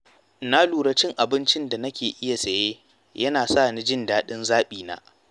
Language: Hausa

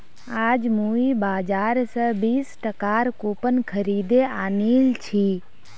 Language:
Magahi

